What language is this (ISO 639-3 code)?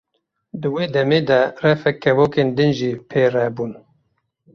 kur